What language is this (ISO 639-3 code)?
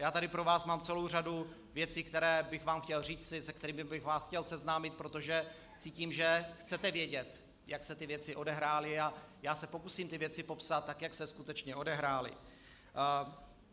ces